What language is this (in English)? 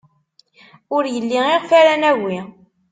Kabyle